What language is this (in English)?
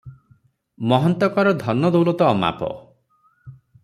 Odia